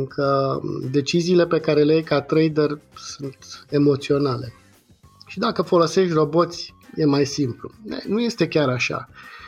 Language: Romanian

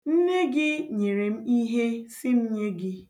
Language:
Igbo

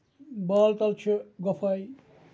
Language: Kashmiri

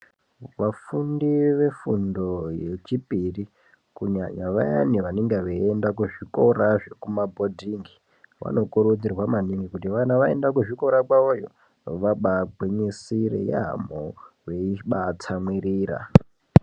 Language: Ndau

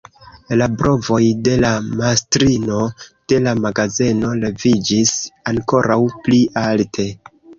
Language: Esperanto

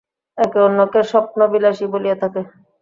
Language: Bangla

